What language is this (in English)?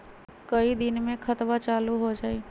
Magahi